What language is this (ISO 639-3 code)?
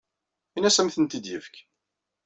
kab